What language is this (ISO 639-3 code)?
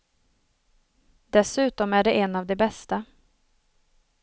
swe